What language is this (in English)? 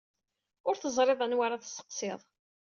Kabyle